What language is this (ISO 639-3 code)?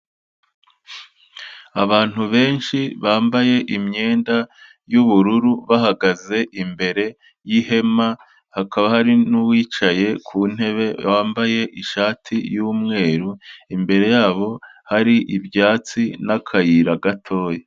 kin